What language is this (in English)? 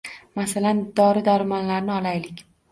Uzbek